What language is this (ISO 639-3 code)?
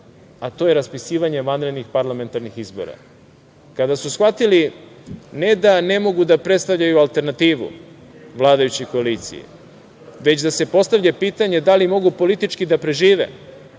srp